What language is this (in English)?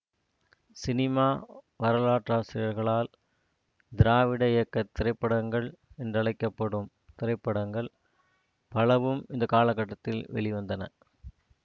Tamil